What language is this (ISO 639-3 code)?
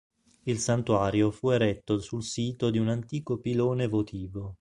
ita